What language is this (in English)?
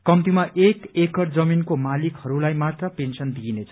Nepali